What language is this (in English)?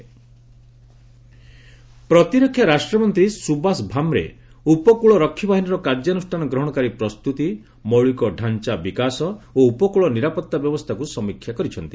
Odia